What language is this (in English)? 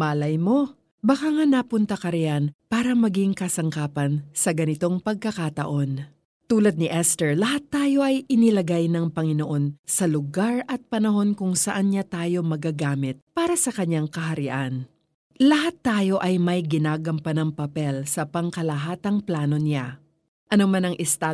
Filipino